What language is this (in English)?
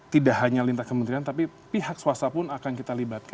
Indonesian